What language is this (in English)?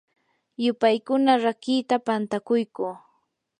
Yanahuanca Pasco Quechua